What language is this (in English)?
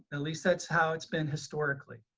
English